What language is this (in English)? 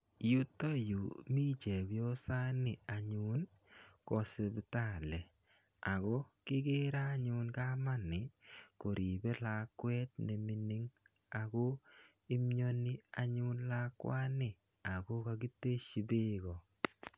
Kalenjin